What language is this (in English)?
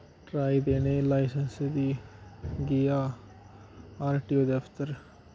Dogri